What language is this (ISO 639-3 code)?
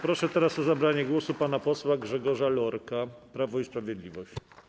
pol